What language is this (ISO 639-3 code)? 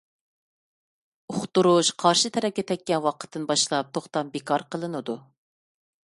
uig